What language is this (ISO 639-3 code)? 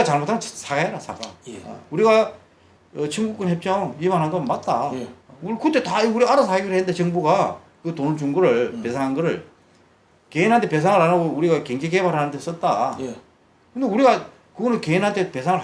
kor